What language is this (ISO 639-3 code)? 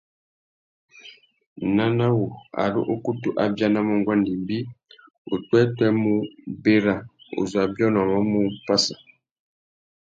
bag